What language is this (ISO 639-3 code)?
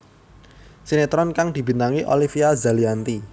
jav